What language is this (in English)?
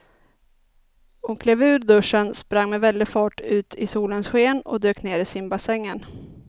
Swedish